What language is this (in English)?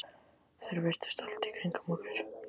Icelandic